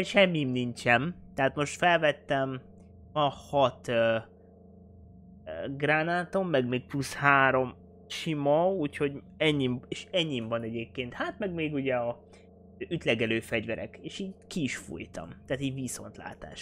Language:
Hungarian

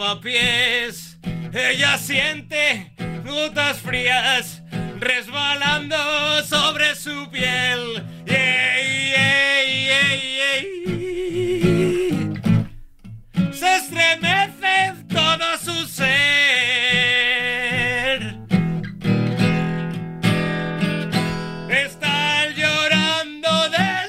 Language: Spanish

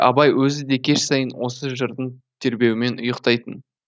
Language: Kazakh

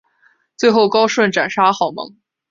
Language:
Chinese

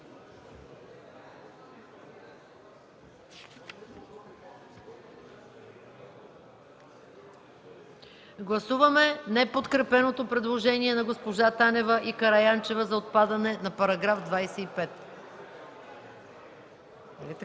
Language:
Bulgarian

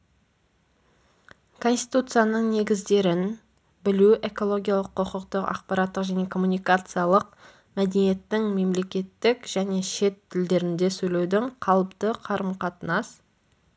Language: Kazakh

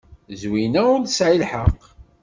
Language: Kabyle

